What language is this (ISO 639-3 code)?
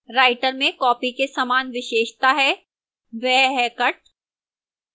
hin